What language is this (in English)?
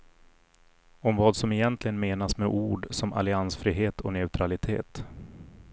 Swedish